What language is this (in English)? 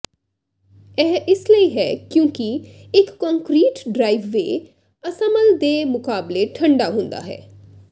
Punjabi